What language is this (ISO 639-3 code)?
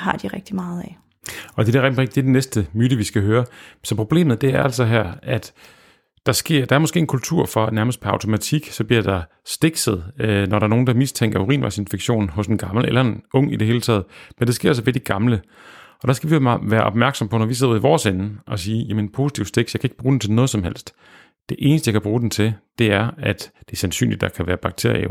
dan